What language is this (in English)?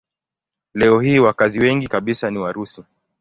Swahili